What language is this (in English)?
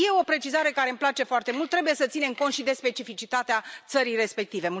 Romanian